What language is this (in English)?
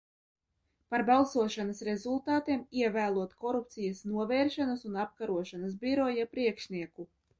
Latvian